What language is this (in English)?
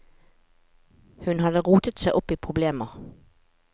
Norwegian